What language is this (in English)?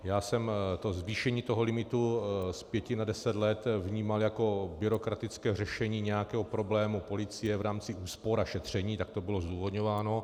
Czech